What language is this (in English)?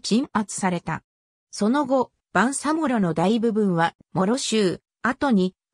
Japanese